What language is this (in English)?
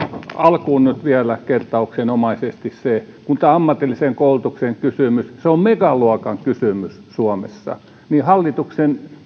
Finnish